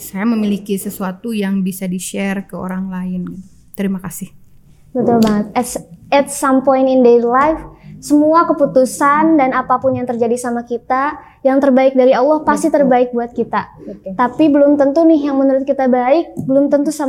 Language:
Indonesian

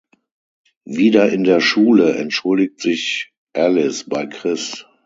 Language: German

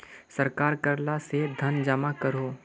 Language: Magahi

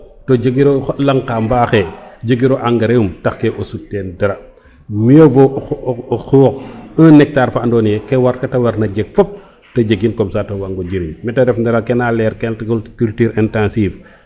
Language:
Serer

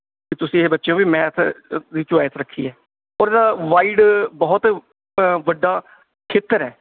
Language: Punjabi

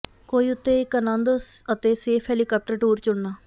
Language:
Punjabi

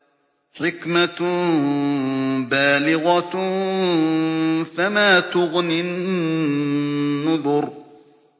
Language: Arabic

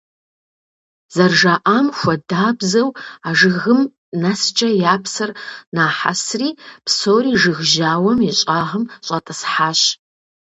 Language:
Kabardian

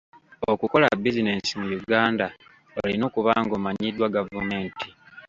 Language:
Ganda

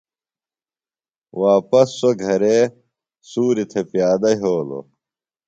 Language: Phalura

